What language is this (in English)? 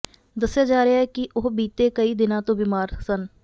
Punjabi